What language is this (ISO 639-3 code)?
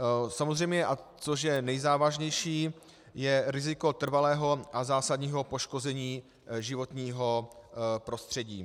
ces